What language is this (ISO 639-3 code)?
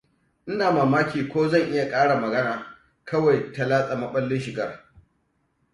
hau